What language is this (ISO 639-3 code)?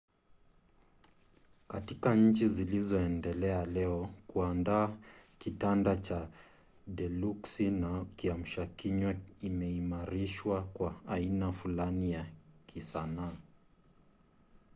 swa